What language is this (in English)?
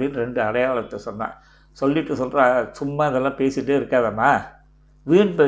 Tamil